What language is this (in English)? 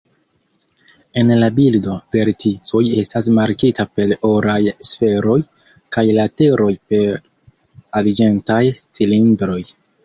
Esperanto